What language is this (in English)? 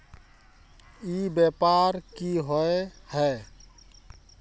Magahi